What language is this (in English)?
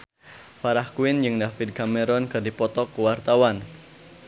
Sundanese